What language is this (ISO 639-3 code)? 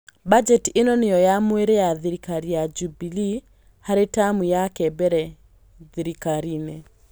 kik